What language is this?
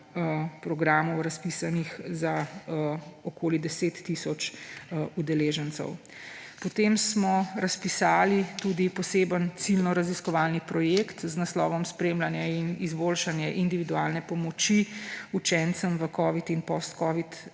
Slovenian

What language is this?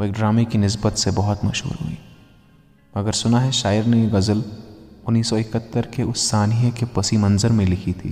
Urdu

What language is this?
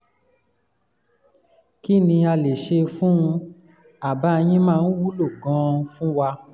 Yoruba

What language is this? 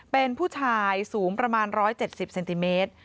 Thai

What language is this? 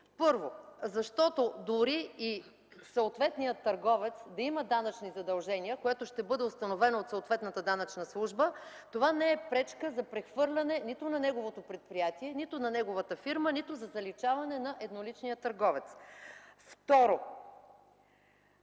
Bulgarian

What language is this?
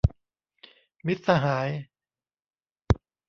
Thai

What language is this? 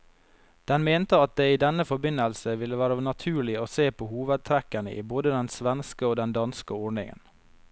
Norwegian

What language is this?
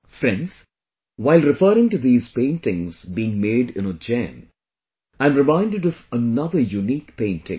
English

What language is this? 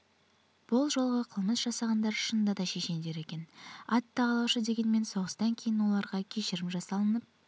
Kazakh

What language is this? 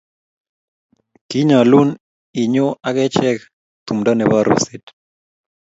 Kalenjin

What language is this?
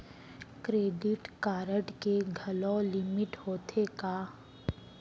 Chhattisgarhi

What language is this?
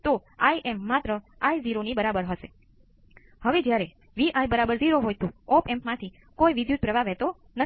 Gujarati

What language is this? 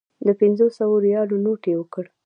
Pashto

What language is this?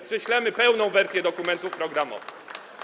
Polish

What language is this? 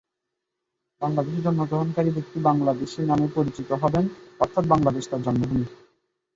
Bangla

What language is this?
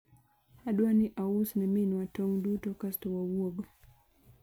Luo (Kenya and Tanzania)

